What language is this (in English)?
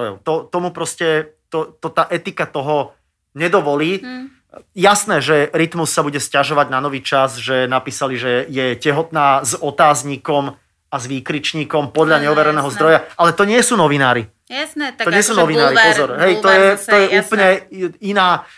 Slovak